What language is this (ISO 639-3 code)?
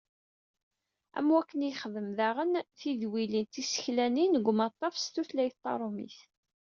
kab